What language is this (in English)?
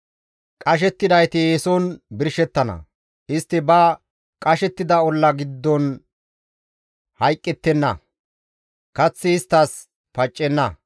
Gamo